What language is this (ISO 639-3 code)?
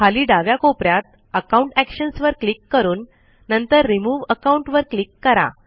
mar